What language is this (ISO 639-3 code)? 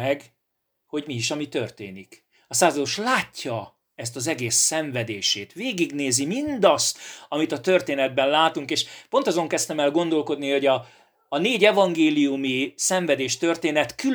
hun